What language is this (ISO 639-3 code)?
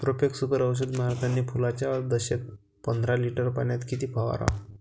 mar